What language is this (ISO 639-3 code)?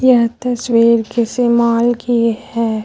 hin